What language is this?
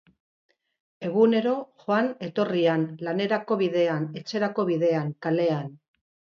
Basque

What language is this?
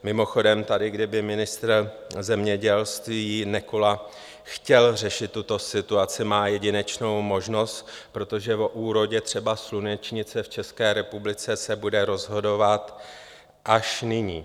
Czech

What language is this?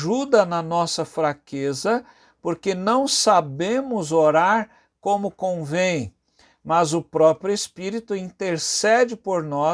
Portuguese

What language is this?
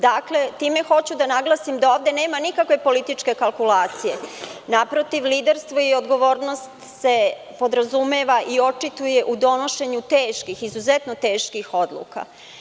Serbian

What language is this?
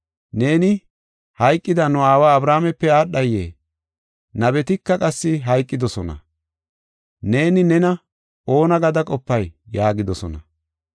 Gofa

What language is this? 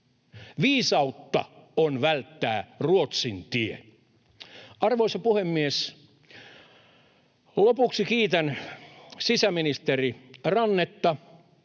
Finnish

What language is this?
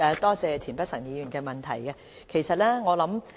Cantonese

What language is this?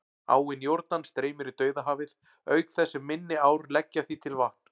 Icelandic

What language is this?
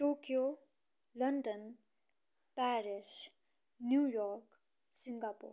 Nepali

